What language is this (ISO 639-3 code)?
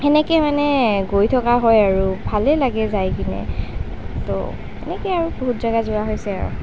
asm